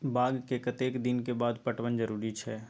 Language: Maithili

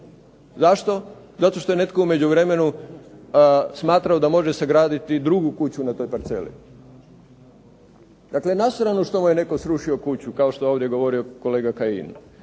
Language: Croatian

